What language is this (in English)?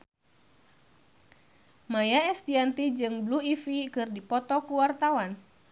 Sundanese